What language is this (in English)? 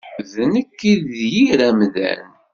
Kabyle